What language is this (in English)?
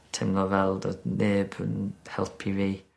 Welsh